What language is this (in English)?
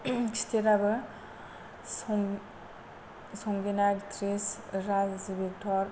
Bodo